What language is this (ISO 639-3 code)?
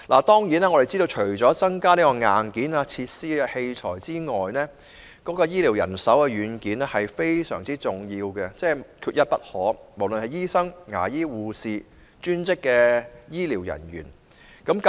yue